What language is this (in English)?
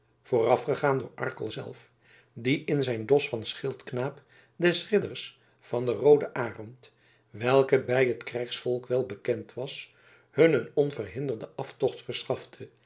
Dutch